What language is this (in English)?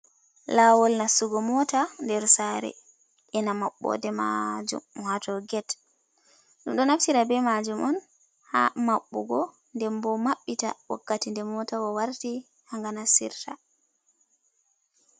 Fula